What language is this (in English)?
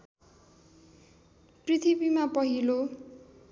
Nepali